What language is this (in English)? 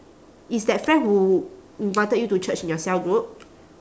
English